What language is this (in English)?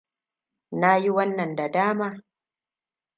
Hausa